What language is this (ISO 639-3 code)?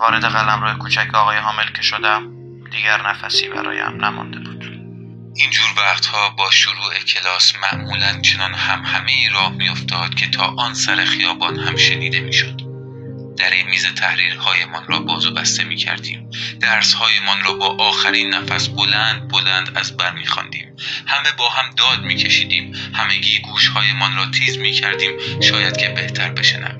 fas